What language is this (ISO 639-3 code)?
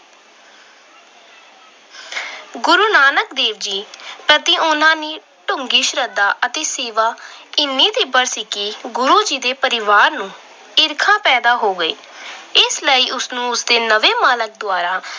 pan